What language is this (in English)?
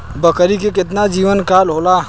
Bhojpuri